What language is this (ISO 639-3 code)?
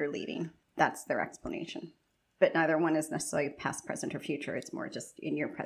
eng